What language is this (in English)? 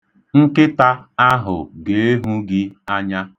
Igbo